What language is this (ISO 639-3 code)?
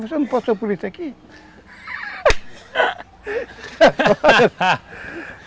por